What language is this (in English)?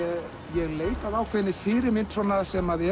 Icelandic